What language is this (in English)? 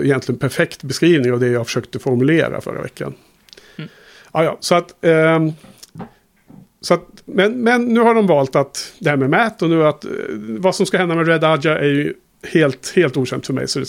Swedish